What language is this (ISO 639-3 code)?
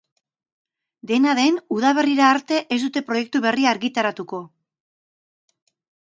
eus